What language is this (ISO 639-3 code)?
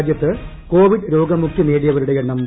mal